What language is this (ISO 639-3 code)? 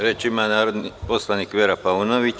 srp